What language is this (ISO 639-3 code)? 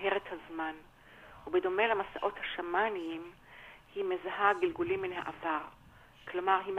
heb